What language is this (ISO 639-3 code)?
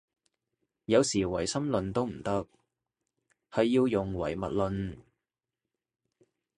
yue